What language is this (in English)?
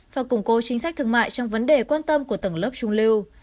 Vietnamese